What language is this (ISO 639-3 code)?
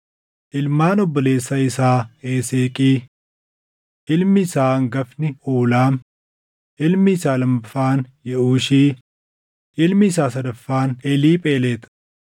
orm